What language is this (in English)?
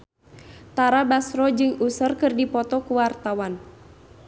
Sundanese